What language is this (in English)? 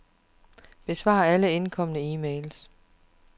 Danish